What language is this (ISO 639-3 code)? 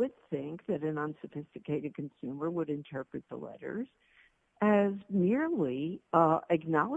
eng